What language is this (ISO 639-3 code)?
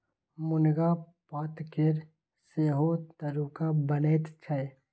mai